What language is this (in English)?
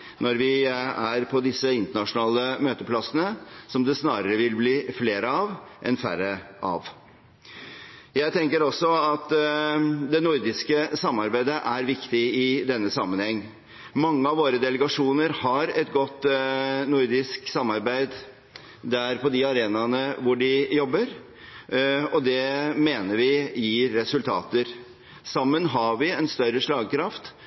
Norwegian Bokmål